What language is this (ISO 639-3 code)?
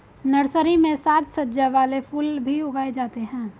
hin